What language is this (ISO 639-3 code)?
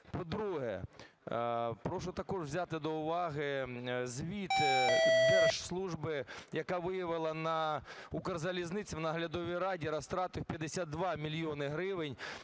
ukr